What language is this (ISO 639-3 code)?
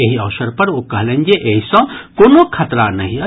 mai